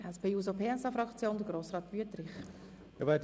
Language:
Swiss German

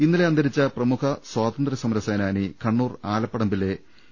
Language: Malayalam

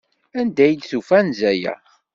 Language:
Kabyle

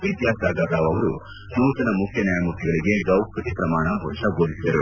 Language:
Kannada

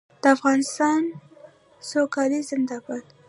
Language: Pashto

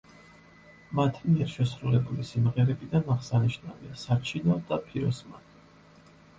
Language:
Georgian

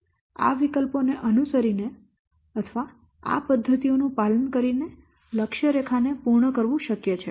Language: Gujarati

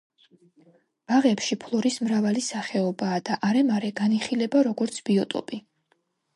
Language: Georgian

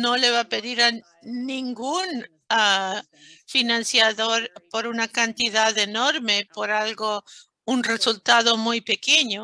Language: Spanish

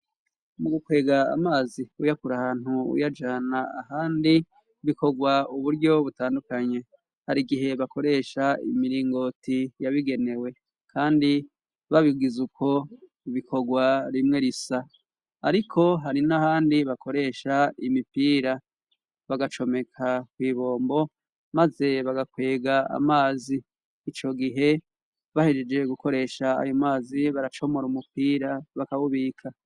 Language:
Rundi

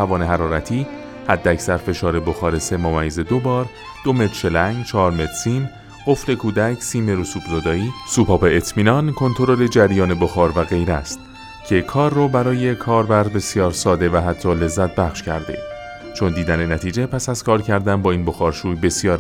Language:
Persian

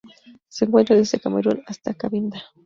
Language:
Spanish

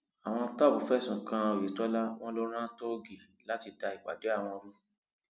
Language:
Yoruba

